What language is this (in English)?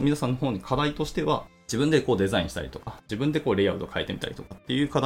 Japanese